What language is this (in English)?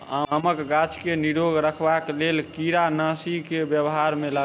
Maithili